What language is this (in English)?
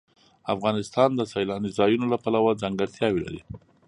Pashto